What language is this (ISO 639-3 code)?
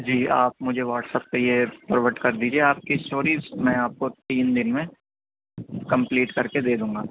urd